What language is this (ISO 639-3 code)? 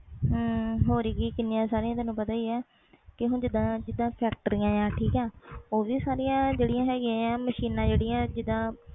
pan